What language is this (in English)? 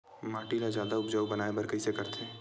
Chhattisgarhi